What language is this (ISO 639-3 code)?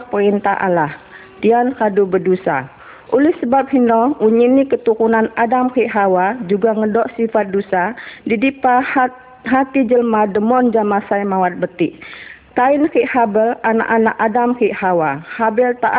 ind